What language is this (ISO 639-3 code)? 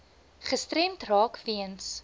afr